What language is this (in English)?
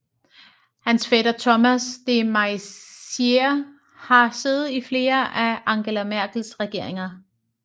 Danish